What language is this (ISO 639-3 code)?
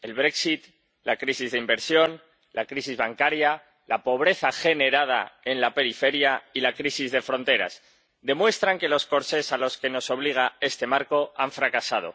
spa